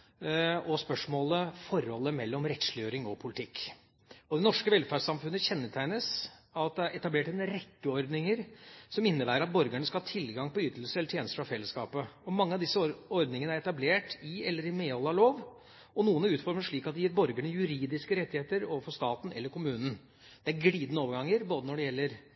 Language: Norwegian Bokmål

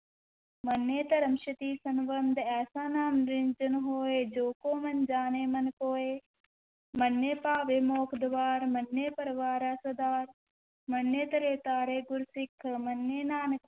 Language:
Punjabi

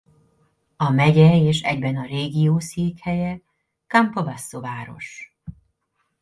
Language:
Hungarian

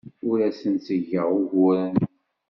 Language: Kabyle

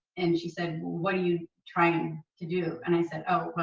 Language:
English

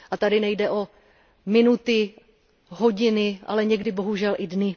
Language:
Czech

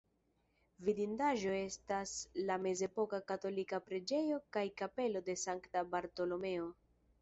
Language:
Esperanto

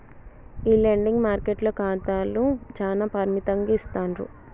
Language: Telugu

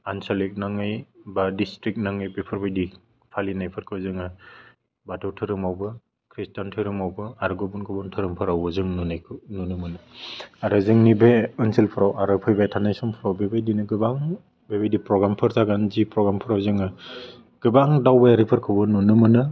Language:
Bodo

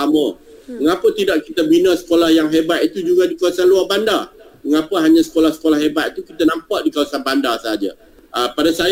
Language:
Malay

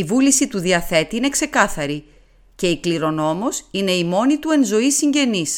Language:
Greek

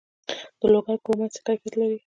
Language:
Pashto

